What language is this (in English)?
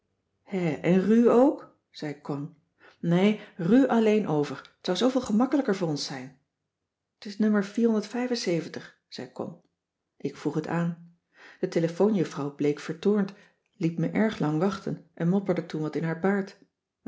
Dutch